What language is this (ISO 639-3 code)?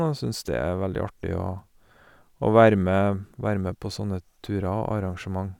nor